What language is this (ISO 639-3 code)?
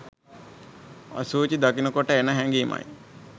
sin